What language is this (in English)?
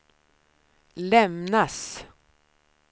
Swedish